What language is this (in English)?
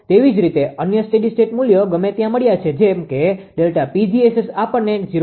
Gujarati